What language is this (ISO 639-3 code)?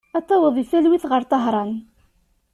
kab